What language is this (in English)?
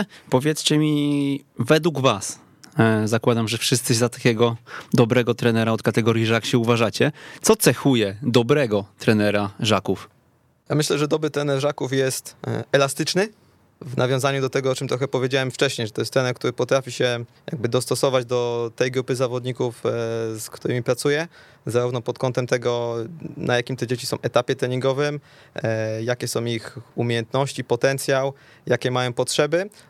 Polish